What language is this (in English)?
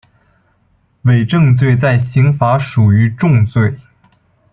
Chinese